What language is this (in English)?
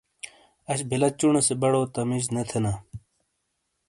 Shina